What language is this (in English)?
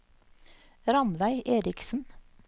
Norwegian